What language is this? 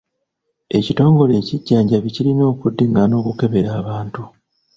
Ganda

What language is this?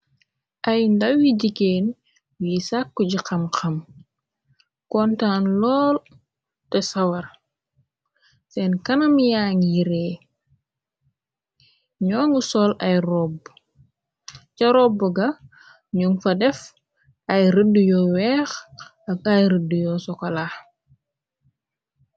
Wolof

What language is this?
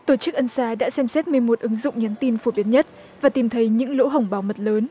Vietnamese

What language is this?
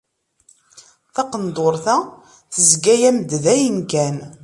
Kabyle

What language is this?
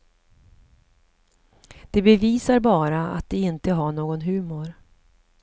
Swedish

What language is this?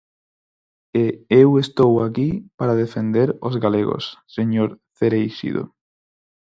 Galician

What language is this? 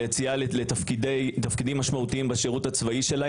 Hebrew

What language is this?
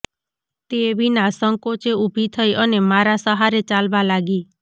Gujarati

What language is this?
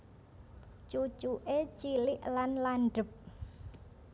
Javanese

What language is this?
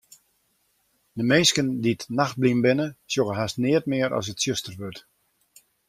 Western Frisian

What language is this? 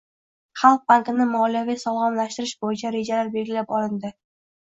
Uzbek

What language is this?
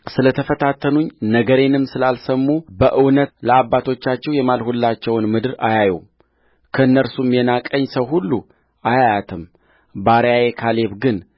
Amharic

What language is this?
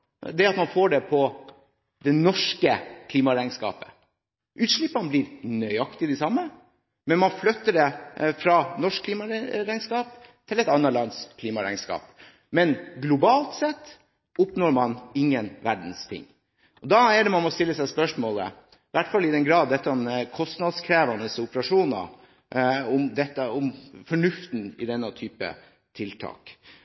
Norwegian Bokmål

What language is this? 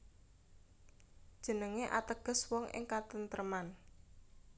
Javanese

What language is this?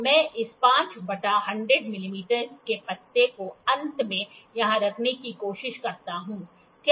Hindi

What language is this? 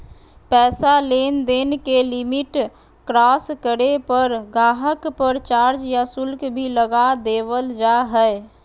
Magahi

